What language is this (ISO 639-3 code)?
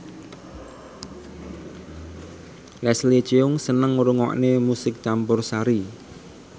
jav